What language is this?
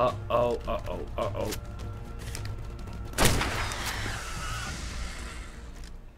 Dutch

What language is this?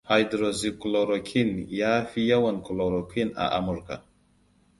Hausa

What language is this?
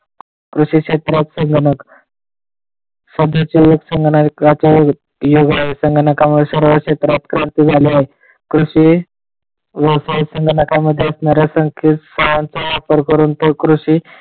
Marathi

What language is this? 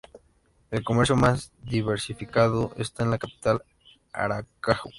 Spanish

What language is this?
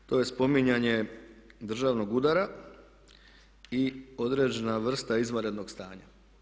Croatian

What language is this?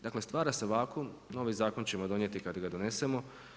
Croatian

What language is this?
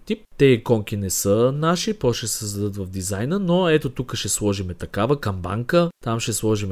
Bulgarian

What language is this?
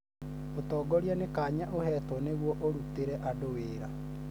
Kikuyu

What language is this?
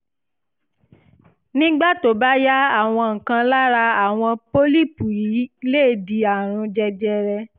Yoruba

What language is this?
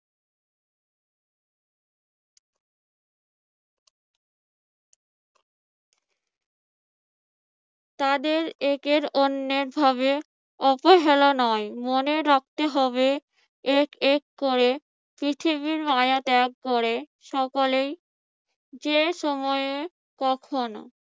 Bangla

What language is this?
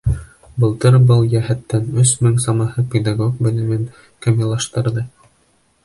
Bashkir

